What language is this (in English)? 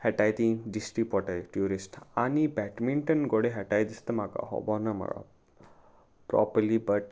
Konkani